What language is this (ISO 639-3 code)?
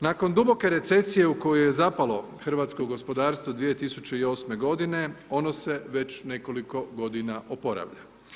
hrv